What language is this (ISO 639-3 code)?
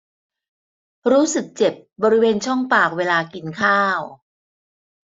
tha